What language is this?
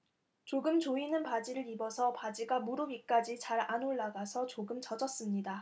Korean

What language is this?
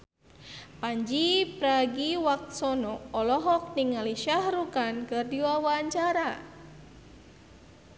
Sundanese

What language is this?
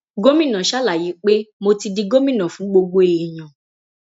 Yoruba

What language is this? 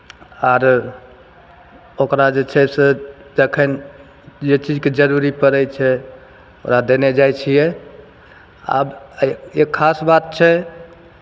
Maithili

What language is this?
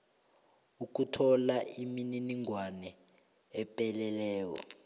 South Ndebele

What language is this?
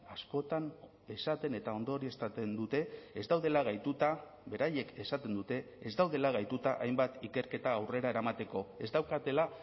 Basque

